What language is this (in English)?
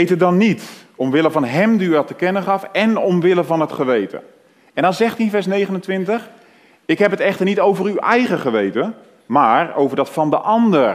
Dutch